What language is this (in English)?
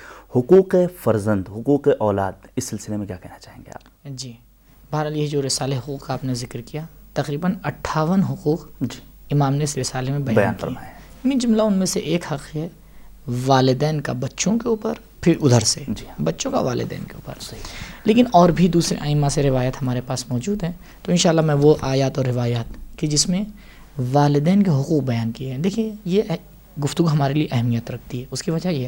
Urdu